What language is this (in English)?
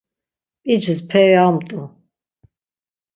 Laz